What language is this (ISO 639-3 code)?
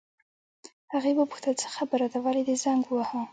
pus